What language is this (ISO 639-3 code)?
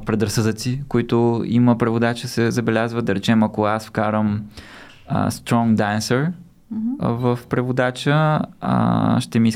bul